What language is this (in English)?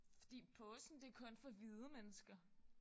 Danish